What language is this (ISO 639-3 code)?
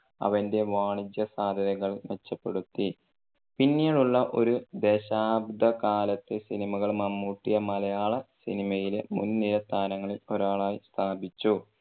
mal